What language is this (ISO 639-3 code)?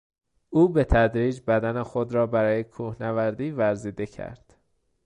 fas